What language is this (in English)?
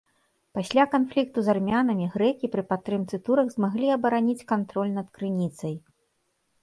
Belarusian